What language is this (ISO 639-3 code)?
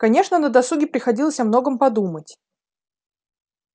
rus